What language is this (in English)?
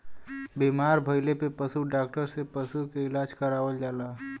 Bhojpuri